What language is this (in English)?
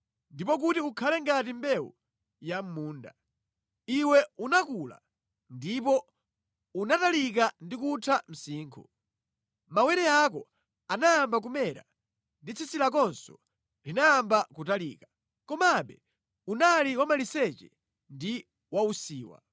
Nyanja